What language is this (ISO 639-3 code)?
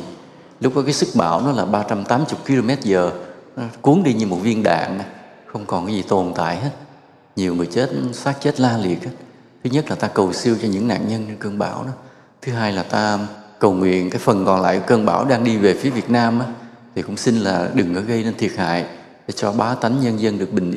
vie